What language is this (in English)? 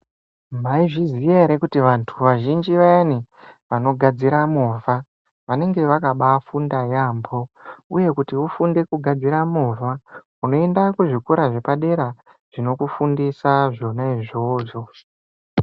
Ndau